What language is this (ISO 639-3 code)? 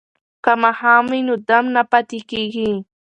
pus